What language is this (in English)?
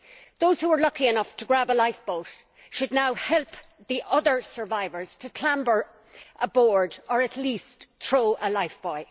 English